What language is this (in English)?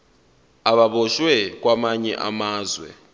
Zulu